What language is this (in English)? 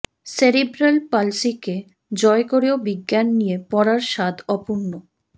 Bangla